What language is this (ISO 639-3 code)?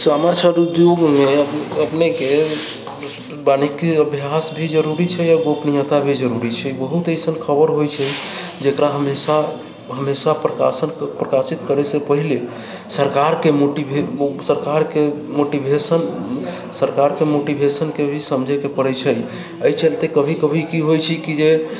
mai